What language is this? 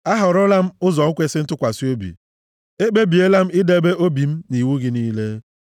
Igbo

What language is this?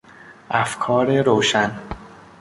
Persian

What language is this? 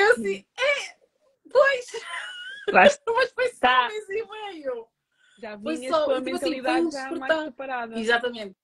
Portuguese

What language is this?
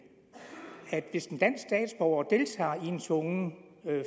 Danish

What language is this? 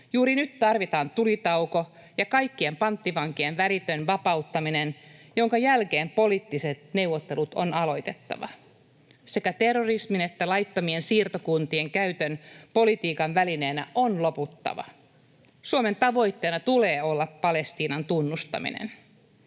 Finnish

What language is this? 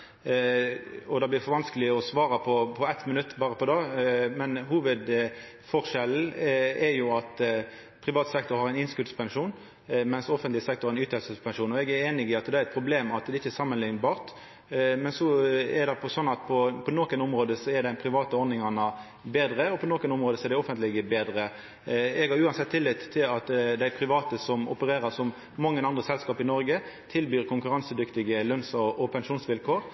Norwegian Nynorsk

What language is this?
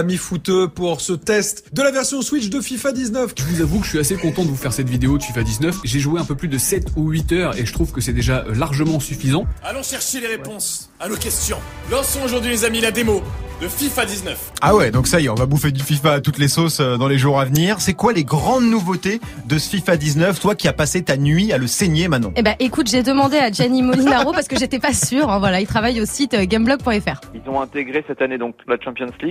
French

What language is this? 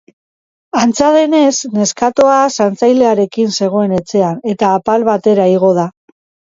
Basque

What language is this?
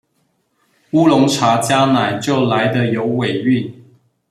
Chinese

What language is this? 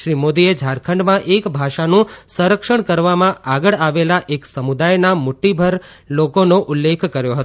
Gujarati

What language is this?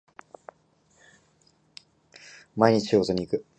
Japanese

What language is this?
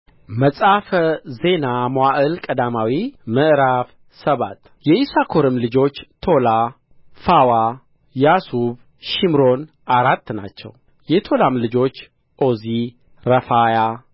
Amharic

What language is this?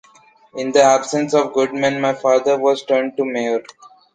English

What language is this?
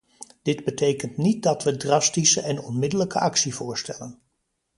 Dutch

